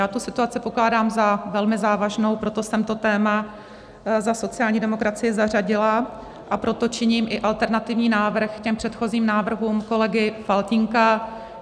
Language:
Czech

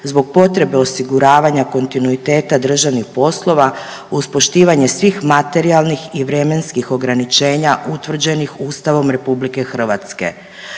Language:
Croatian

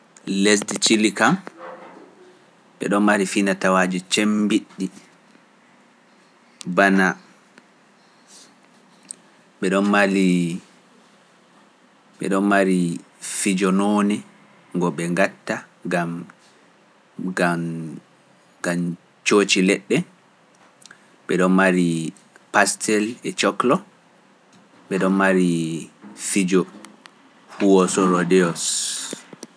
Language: Pular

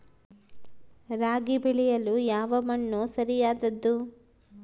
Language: Kannada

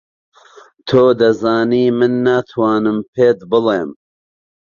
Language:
Central Kurdish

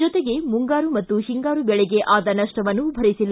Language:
Kannada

